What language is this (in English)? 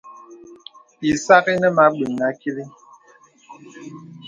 Bebele